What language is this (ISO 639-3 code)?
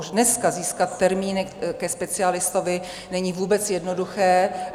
ces